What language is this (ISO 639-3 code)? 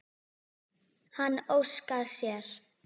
isl